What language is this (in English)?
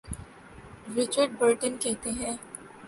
Urdu